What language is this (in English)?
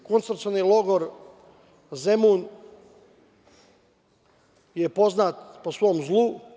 Serbian